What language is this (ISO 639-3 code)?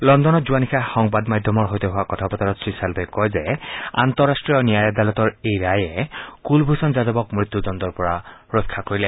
asm